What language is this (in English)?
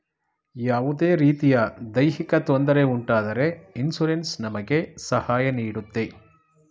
Kannada